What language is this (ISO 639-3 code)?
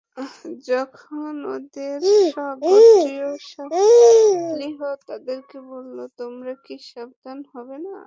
ben